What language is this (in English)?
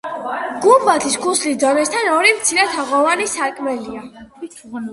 Georgian